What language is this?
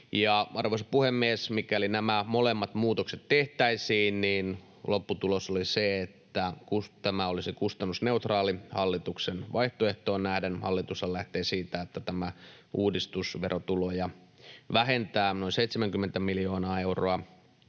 Finnish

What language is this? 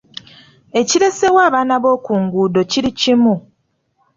Ganda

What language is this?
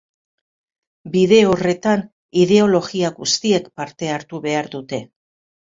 Basque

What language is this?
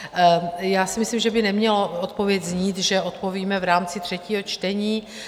Czech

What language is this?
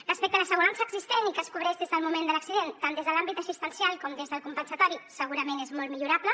Catalan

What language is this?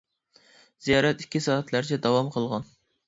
Uyghur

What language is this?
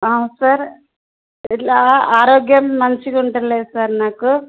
Telugu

